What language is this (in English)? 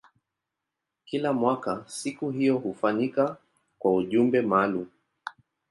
Swahili